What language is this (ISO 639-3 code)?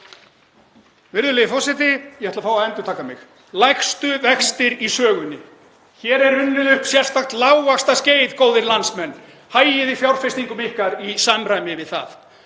isl